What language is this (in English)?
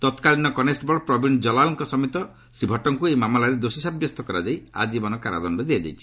Odia